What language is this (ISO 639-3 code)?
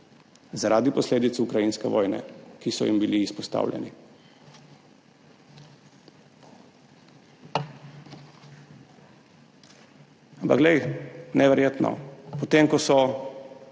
slv